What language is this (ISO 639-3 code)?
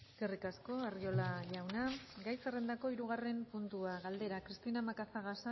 eus